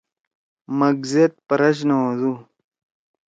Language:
Torwali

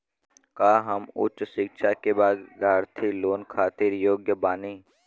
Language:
Bhojpuri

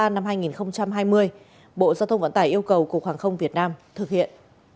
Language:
Vietnamese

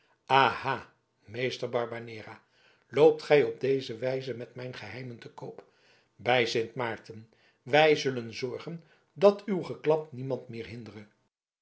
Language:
Dutch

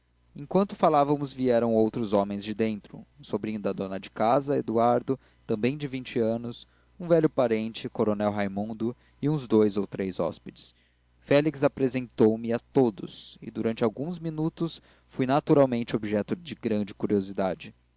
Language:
Portuguese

